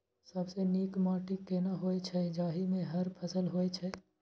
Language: Maithili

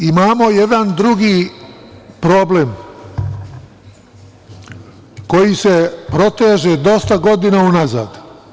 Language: Serbian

